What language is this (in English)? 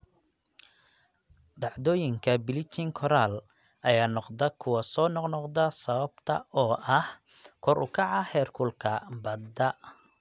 Somali